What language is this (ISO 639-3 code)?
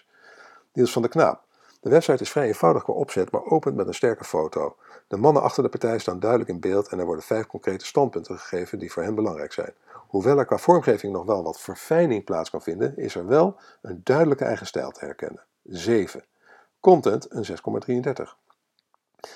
nld